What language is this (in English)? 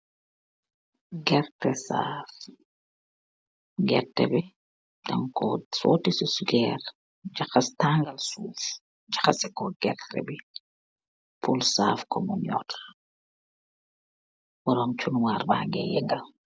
Wolof